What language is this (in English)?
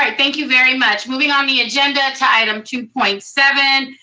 English